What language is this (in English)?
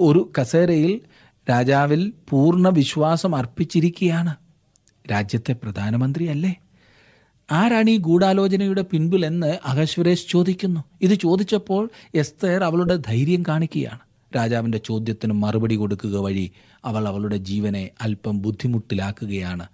Malayalam